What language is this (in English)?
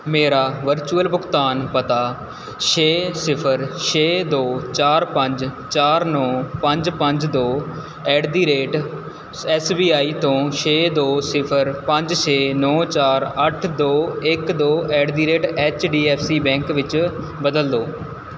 Punjabi